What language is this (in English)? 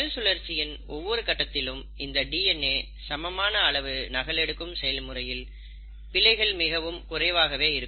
Tamil